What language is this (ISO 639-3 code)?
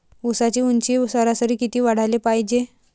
mar